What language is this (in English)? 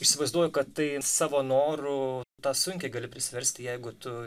Lithuanian